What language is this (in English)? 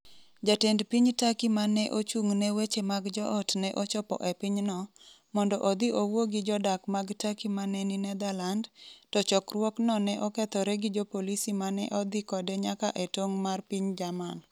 Luo (Kenya and Tanzania)